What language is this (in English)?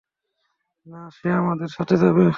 Bangla